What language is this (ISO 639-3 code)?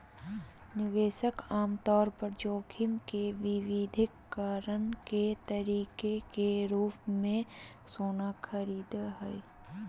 mag